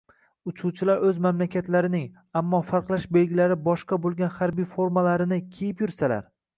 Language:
Uzbek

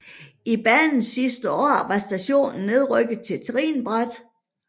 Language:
Danish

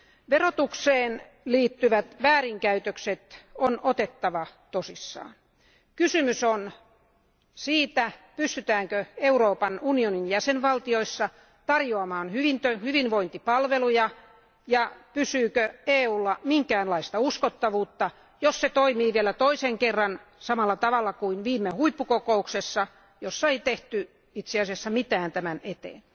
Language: Finnish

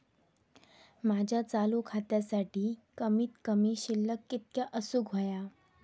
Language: Marathi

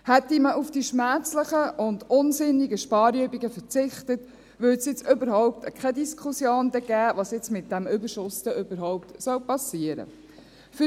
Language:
Swiss German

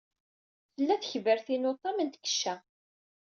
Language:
Kabyle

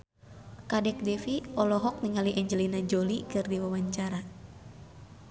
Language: Sundanese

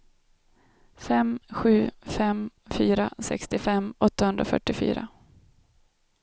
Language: Swedish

